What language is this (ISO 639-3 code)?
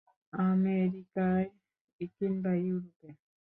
ben